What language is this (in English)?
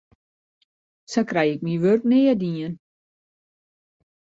Western Frisian